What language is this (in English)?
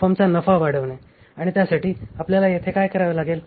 Marathi